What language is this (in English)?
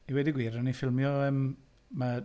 Welsh